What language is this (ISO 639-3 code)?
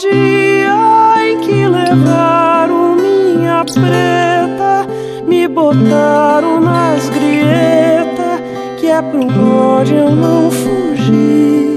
por